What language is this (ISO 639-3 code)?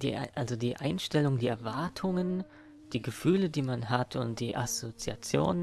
deu